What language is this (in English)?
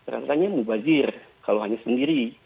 Indonesian